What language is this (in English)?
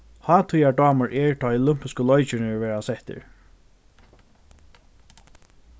Faroese